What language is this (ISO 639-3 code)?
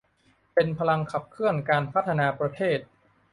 tha